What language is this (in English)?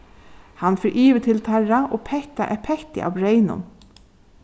Faroese